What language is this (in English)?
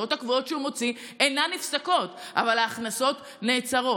Hebrew